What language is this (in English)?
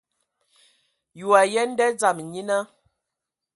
Ewondo